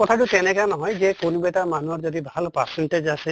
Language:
Assamese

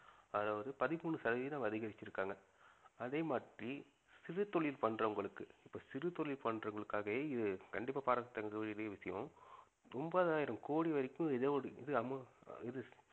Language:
Tamil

